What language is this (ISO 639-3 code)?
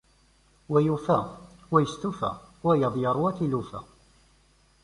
kab